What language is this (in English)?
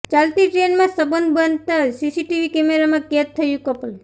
Gujarati